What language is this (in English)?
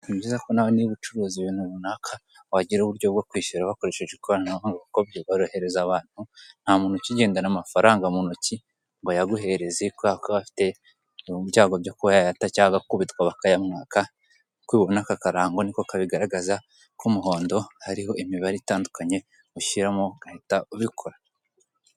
Kinyarwanda